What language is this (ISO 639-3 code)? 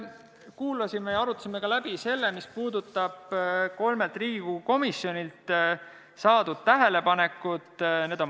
est